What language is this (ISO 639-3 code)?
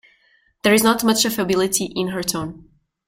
eng